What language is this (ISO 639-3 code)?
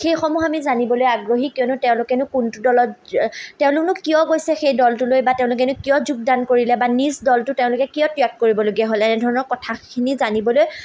asm